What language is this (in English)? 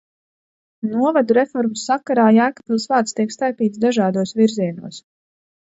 Latvian